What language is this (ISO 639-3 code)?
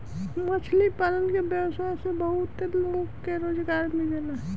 bho